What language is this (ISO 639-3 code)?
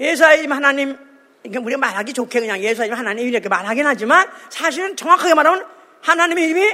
kor